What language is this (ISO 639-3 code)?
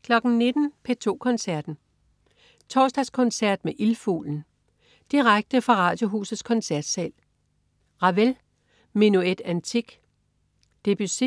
dan